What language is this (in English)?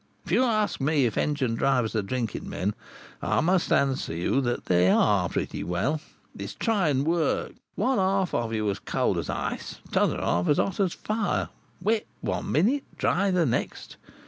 English